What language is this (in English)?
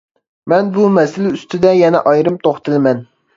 Uyghur